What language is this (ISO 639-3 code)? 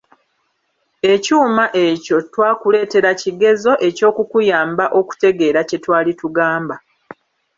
lug